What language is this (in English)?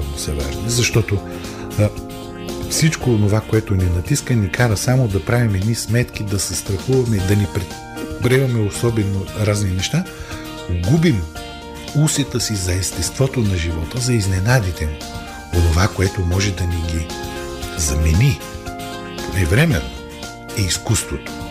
Bulgarian